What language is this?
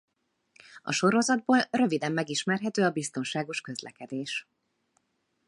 Hungarian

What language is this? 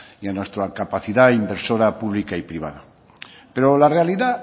Spanish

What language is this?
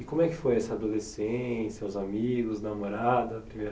Portuguese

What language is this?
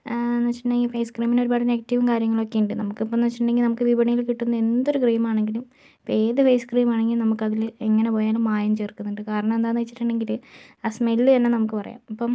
Malayalam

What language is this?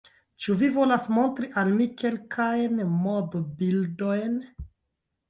Esperanto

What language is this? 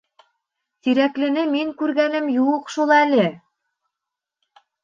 Bashkir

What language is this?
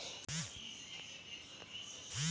Bhojpuri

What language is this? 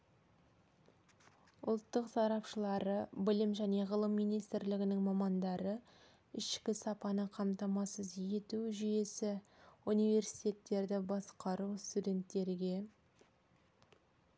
Kazakh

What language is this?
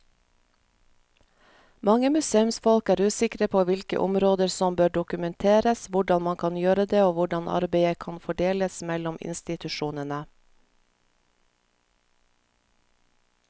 Norwegian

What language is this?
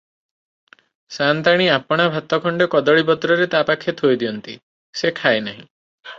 Odia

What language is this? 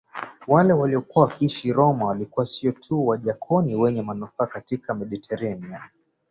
Swahili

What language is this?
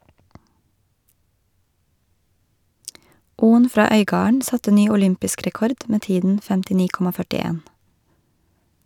Norwegian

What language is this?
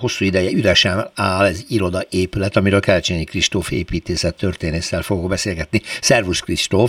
Hungarian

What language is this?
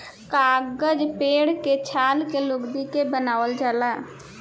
Bhojpuri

